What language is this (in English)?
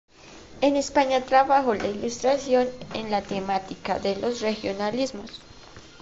Spanish